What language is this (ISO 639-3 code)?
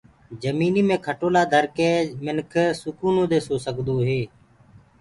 ggg